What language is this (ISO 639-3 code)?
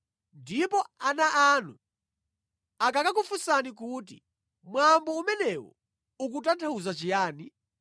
nya